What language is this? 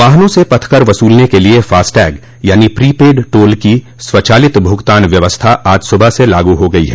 Hindi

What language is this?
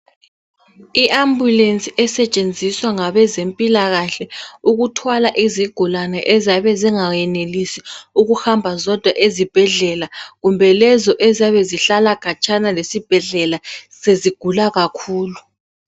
North Ndebele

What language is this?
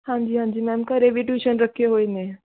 Punjabi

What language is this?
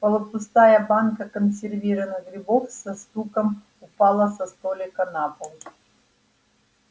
Russian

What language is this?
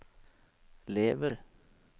Norwegian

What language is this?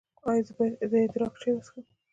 Pashto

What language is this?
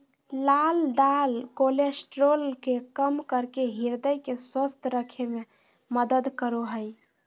Magahi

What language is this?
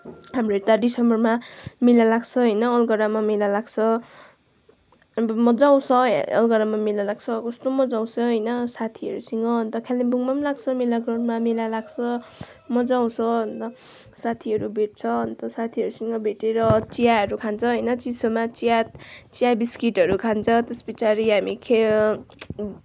Nepali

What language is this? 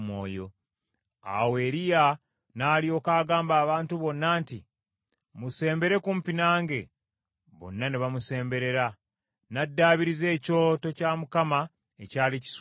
Ganda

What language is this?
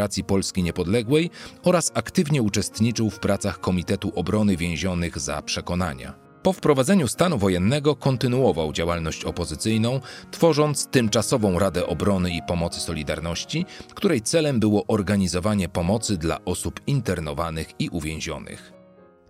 Polish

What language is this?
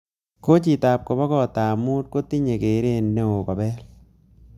Kalenjin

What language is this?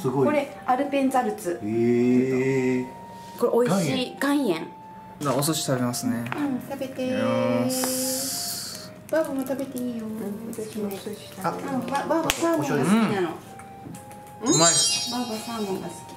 Japanese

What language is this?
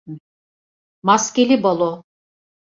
Turkish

